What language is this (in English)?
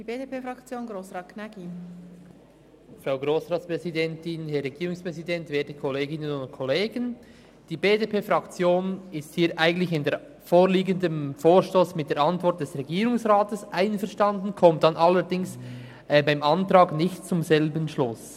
Swiss German